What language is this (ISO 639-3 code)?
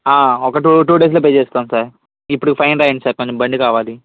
tel